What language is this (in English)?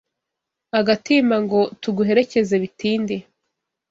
Kinyarwanda